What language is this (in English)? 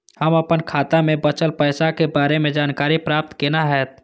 Maithili